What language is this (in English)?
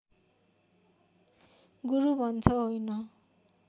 Nepali